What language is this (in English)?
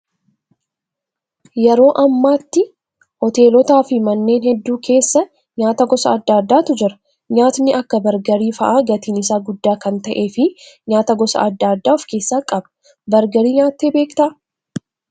Oromo